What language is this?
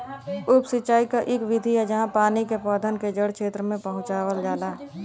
Bhojpuri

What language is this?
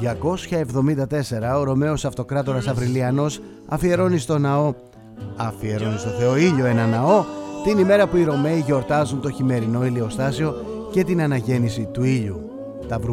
Greek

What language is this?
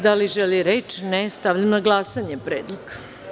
Serbian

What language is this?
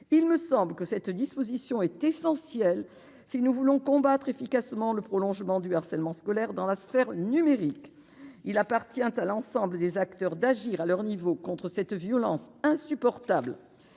French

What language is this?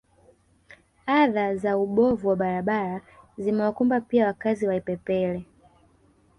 Swahili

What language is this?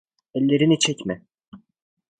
Turkish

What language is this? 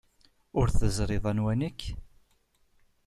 Kabyle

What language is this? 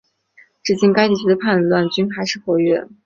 Chinese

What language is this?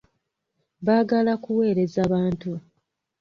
Ganda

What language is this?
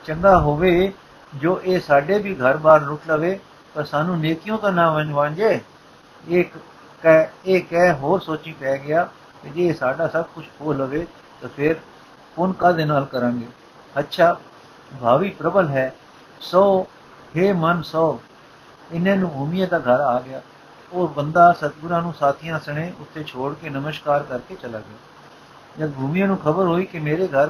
Punjabi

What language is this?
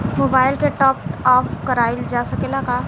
Bhojpuri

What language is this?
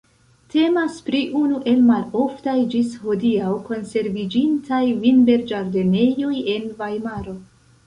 Esperanto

